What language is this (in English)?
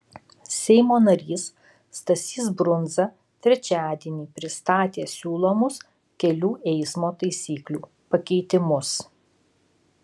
Lithuanian